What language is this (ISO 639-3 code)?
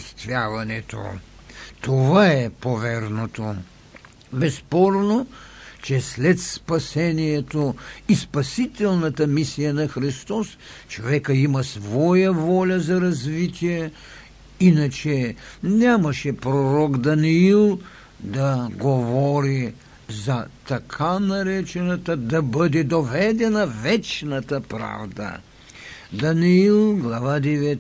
bul